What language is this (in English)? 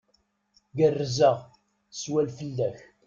Kabyle